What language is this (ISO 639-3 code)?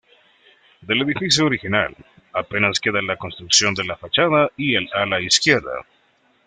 spa